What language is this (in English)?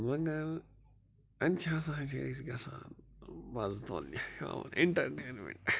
Kashmiri